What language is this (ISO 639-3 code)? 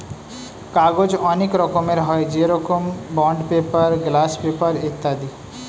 ben